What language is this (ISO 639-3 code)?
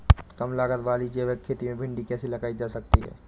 hin